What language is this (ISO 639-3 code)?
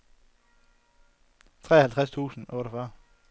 dan